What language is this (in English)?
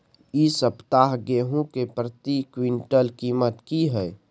Maithili